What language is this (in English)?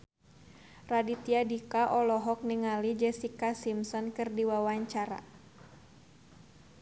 Sundanese